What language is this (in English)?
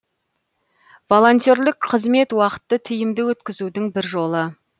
Kazakh